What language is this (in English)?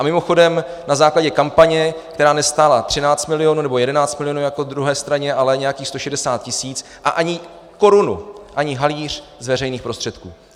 Czech